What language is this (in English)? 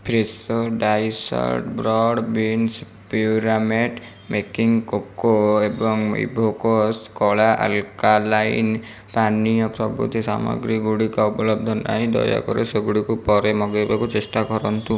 Odia